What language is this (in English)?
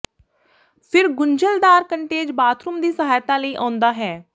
Punjabi